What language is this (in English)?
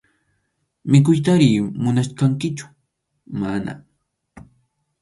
Arequipa-La Unión Quechua